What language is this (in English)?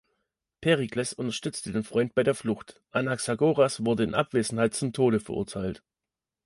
German